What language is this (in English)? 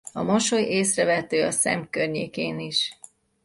Hungarian